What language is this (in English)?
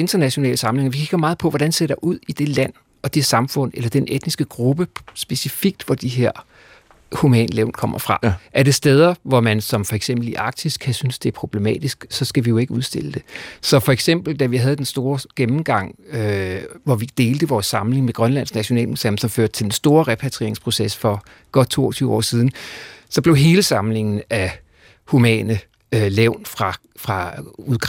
Danish